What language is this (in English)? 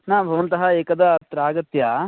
Sanskrit